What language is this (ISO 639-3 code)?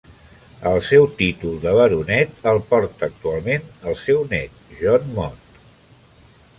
cat